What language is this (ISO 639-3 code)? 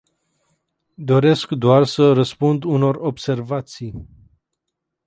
ron